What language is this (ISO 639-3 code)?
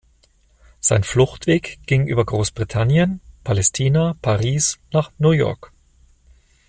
deu